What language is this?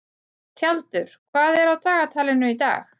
Icelandic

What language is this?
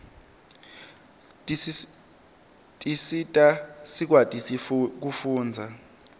Swati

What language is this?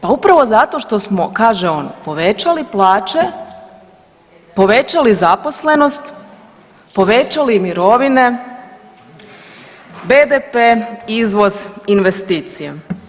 Croatian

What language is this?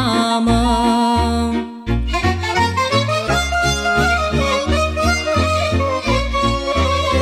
Romanian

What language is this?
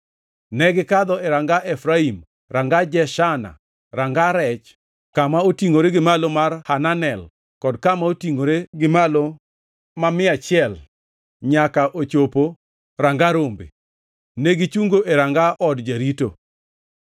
Luo (Kenya and Tanzania)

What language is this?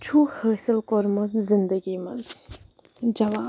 Kashmiri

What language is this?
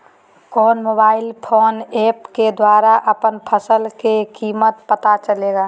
Magahi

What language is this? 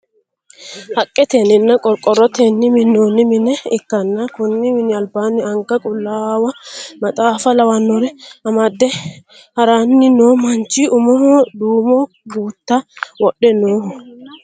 Sidamo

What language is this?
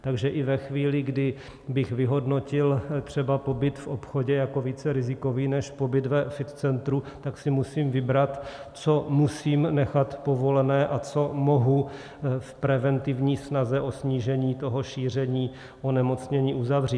Czech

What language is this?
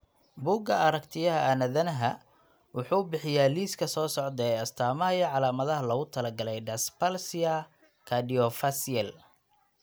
Somali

